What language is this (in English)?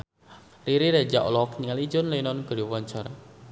Sundanese